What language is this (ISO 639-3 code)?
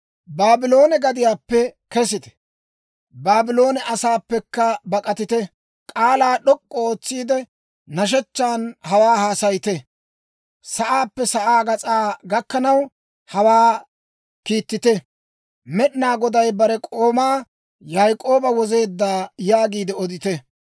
dwr